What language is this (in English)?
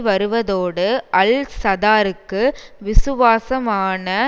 Tamil